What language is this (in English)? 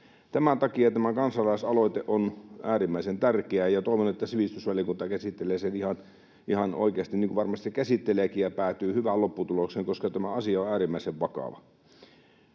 Finnish